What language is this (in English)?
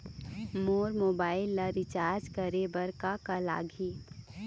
Chhattisgarhi